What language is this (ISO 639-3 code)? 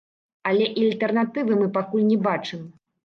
bel